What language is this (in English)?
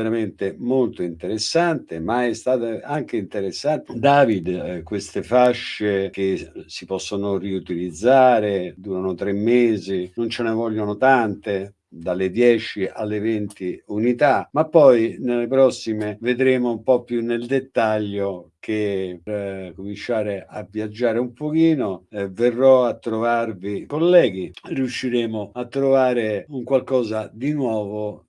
Italian